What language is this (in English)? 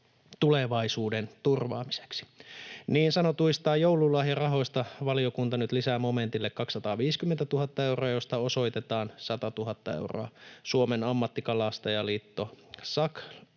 Finnish